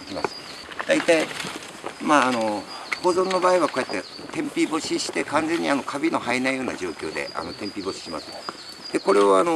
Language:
Japanese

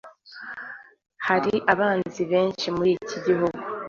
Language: Kinyarwanda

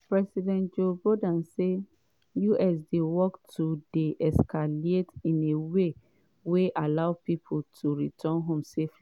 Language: Nigerian Pidgin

